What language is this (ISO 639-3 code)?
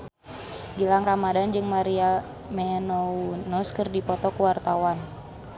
sun